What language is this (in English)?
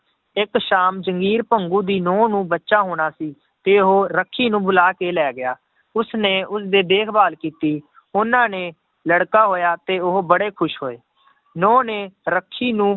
Punjabi